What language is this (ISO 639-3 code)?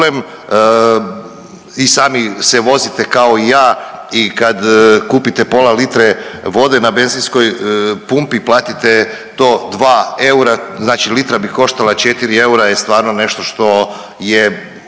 hrv